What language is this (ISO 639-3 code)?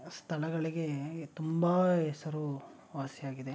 kan